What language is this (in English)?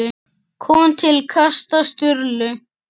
Icelandic